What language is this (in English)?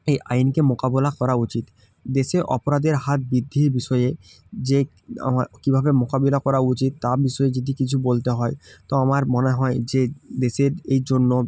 Bangla